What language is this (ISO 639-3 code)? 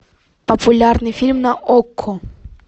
rus